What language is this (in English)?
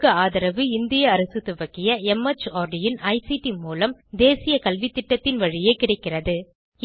Tamil